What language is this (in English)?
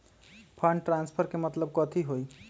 Magahi